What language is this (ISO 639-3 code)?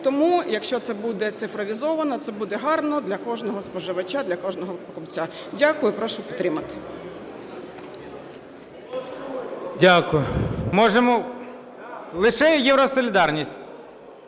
ukr